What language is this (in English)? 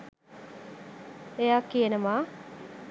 Sinhala